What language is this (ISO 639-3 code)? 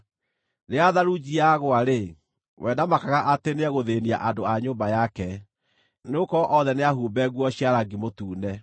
kik